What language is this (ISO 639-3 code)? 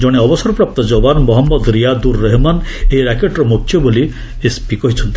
ori